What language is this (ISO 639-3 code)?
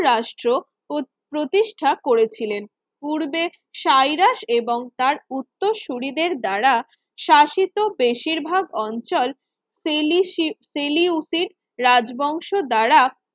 ben